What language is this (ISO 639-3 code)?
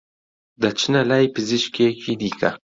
ckb